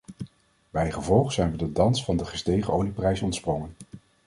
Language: Dutch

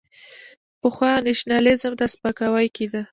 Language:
Pashto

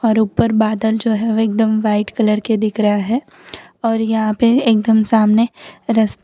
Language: Hindi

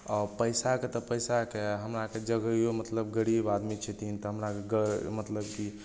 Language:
Maithili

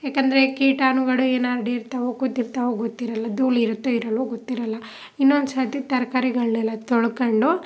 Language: Kannada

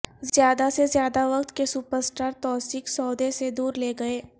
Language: Urdu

